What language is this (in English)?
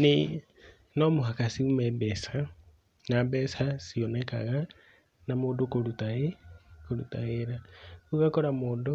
Kikuyu